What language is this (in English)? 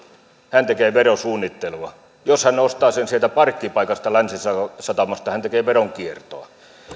Finnish